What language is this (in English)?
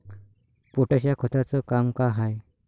Marathi